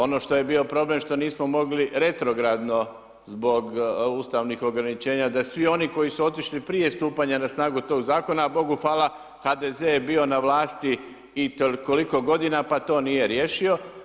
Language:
Croatian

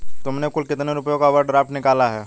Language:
Hindi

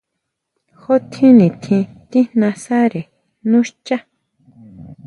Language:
Huautla Mazatec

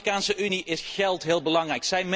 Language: Dutch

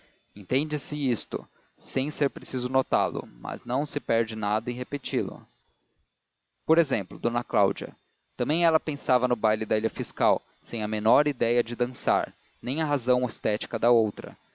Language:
Portuguese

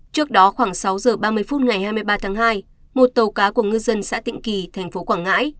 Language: Vietnamese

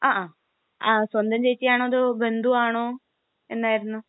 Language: Malayalam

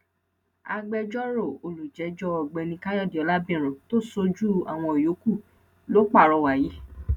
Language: Yoruba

